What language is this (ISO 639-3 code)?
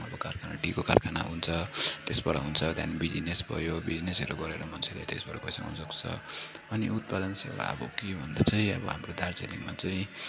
nep